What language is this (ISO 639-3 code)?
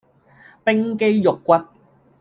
yue